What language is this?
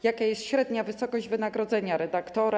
Polish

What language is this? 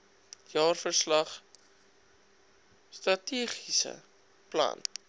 Afrikaans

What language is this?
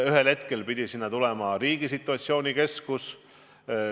Estonian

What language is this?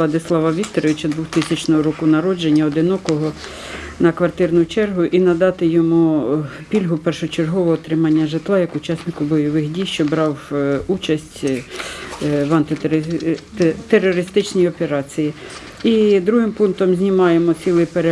Ukrainian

